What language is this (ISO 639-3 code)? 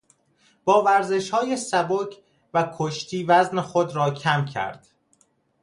fas